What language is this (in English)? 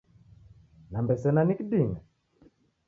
Taita